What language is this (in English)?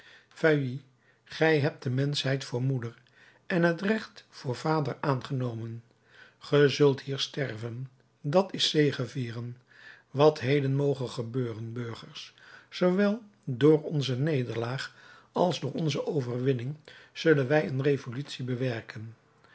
Dutch